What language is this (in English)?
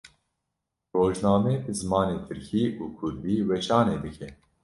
Kurdish